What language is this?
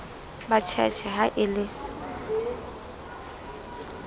Southern Sotho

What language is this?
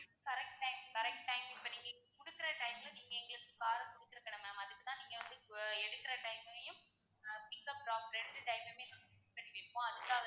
Tamil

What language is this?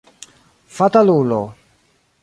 Esperanto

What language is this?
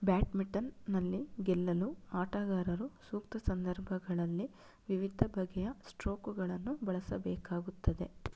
Kannada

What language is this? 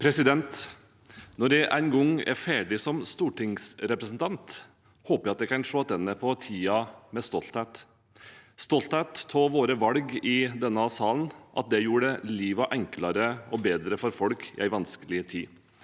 Norwegian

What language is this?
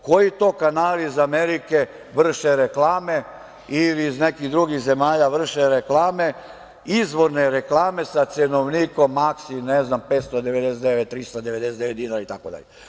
Serbian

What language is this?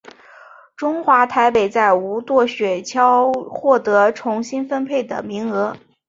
Chinese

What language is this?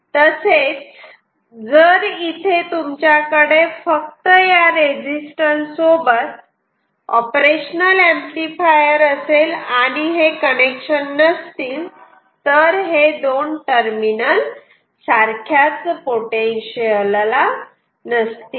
Marathi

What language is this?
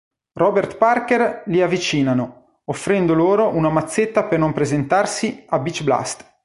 Italian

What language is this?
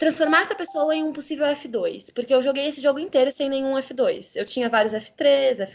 Portuguese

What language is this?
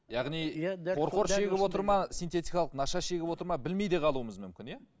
Kazakh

